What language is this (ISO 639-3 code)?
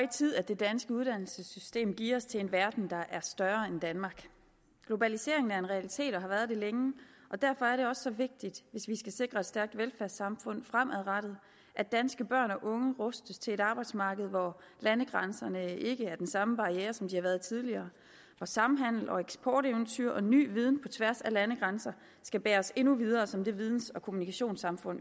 dan